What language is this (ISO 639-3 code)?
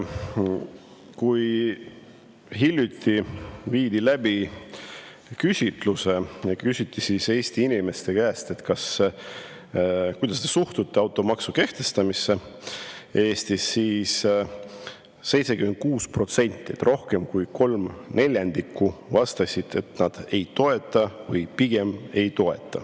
est